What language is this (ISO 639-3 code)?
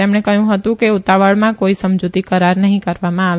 guj